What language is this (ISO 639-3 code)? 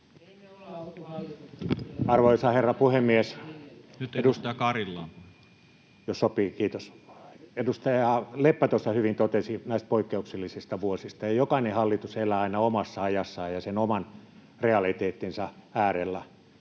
fin